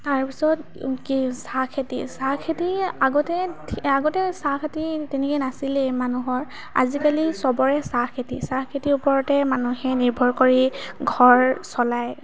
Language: Assamese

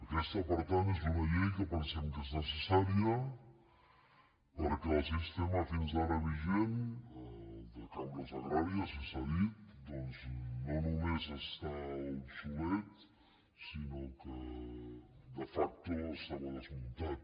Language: Catalan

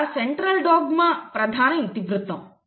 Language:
Telugu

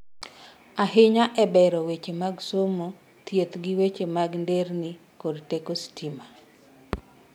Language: Luo (Kenya and Tanzania)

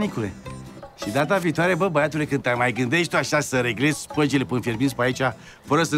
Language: Romanian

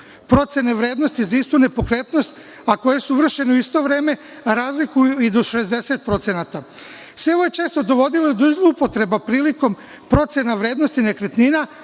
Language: Serbian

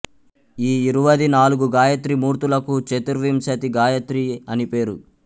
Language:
Telugu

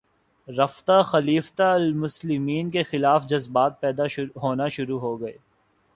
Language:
Urdu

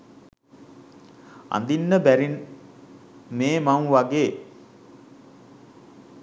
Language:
Sinhala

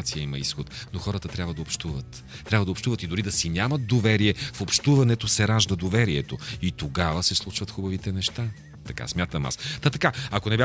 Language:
Bulgarian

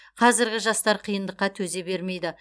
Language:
Kazakh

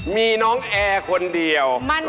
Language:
Thai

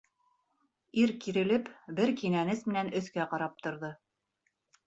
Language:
Bashkir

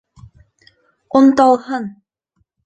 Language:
Bashkir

